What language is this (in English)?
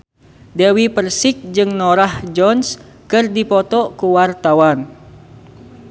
Sundanese